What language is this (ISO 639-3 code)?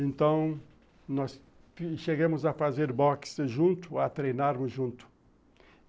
por